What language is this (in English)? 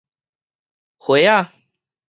Min Nan Chinese